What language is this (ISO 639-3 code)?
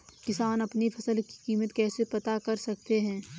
hin